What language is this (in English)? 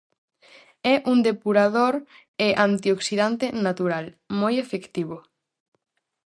Galician